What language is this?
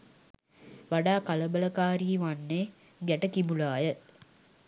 Sinhala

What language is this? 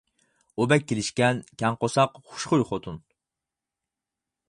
Uyghur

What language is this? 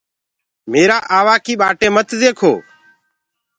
Gurgula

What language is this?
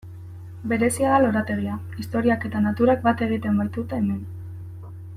Basque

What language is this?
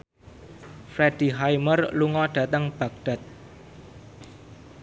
Javanese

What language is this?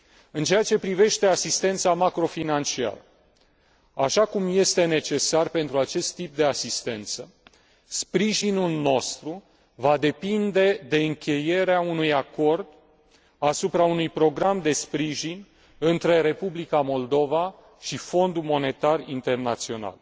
Romanian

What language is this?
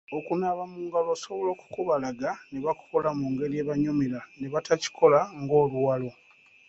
Ganda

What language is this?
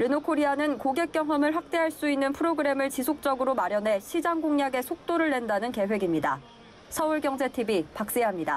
Korean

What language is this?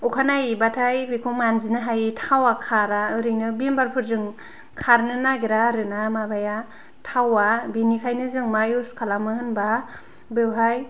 Bodo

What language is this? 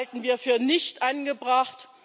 German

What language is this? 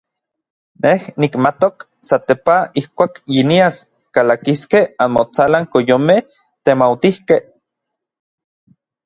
Orizaba Nahuatl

